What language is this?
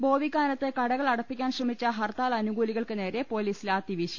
Malayalam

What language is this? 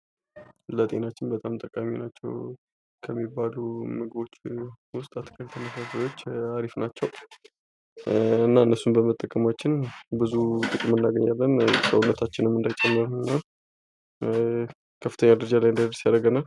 Amharic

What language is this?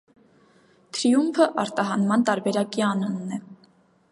Armenian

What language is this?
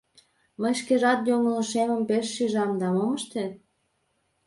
Mari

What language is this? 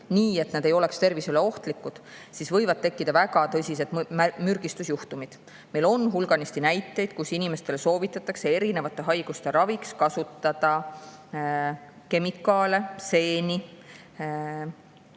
Estonian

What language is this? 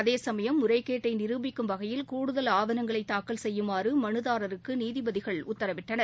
Tamil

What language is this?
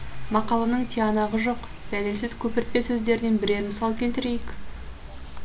Kazakh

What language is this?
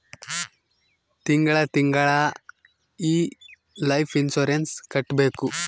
Kannada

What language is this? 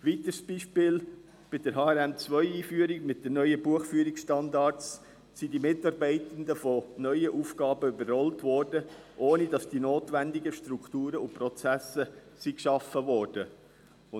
Swiss German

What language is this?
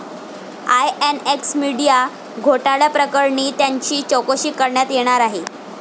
Marathi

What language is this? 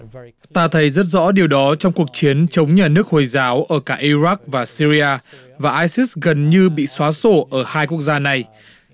Vietnamese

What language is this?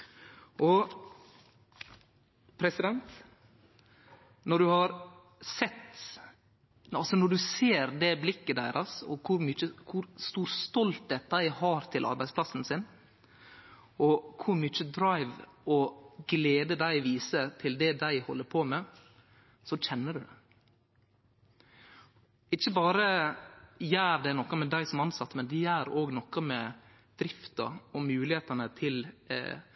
Norwegian Nynorsk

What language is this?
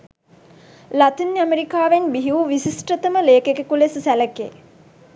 Sinhala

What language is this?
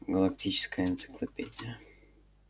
Russian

